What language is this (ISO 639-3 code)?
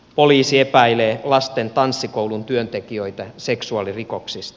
fin